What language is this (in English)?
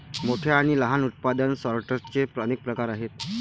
Marathi